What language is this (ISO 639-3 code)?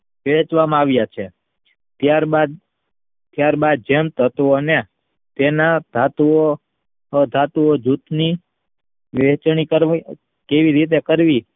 guj